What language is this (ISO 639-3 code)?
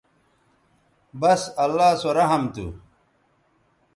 btv